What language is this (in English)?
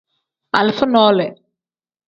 Tem